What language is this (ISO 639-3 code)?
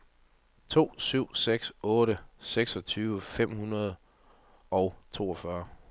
dan